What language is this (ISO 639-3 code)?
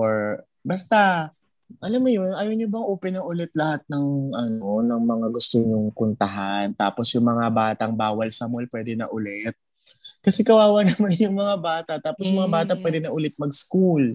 fil